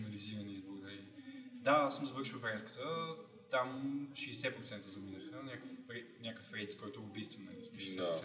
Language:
Bulgarian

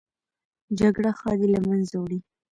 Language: Pashto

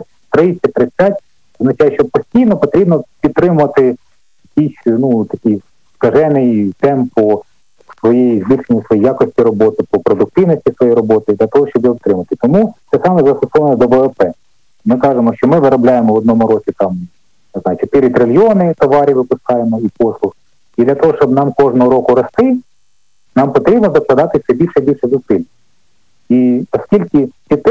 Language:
Ukrainian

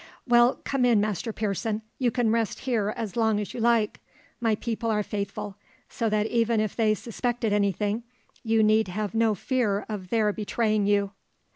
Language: English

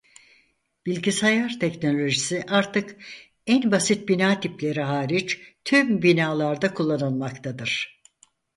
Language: Turkish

